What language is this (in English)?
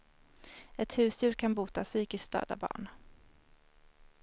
Swedish